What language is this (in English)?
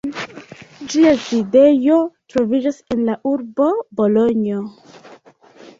Esperanto